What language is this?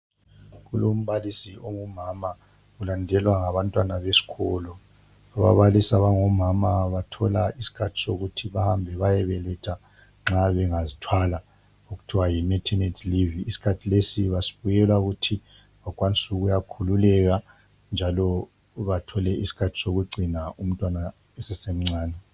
North Ndebele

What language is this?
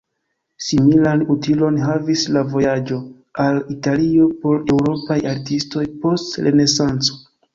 Esperanto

